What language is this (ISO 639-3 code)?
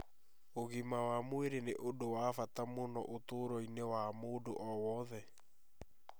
kik